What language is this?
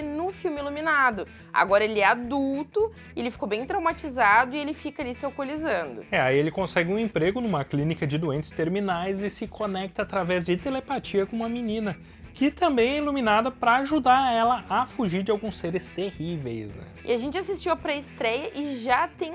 Portuguese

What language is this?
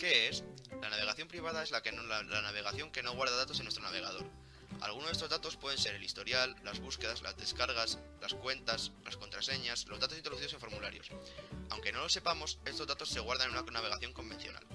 Spanish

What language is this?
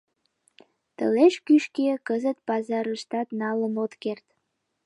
Mari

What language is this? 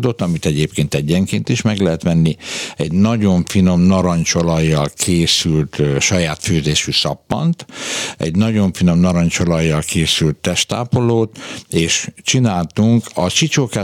Hungarian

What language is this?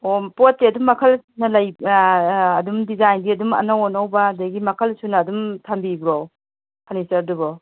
Manipuri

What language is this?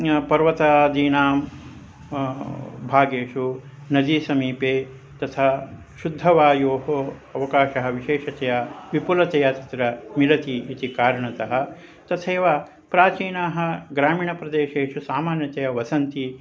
Sanskrit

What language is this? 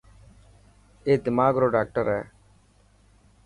Dhatki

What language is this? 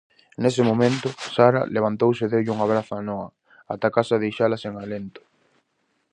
Galician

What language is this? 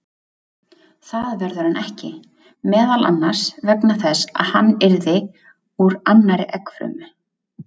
Icelandic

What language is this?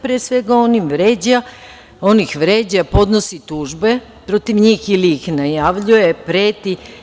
Serbian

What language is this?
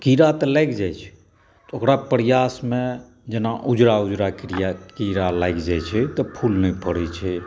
Maithili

